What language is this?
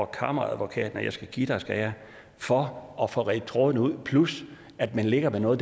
Danish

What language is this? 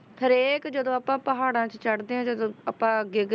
Punjabi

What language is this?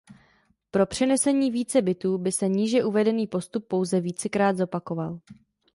Czech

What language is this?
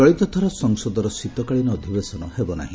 Odia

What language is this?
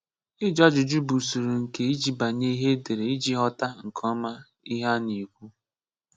Igbo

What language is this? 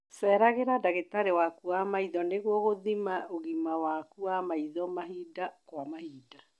Kikuyu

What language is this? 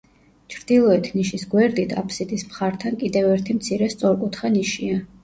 Georgian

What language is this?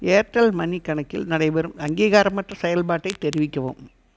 Tamil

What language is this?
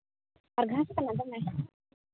Santali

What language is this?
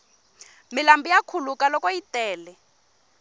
Tsonga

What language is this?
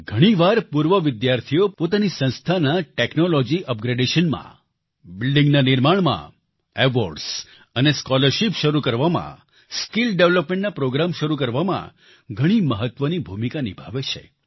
Gujarati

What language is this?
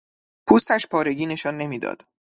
Persian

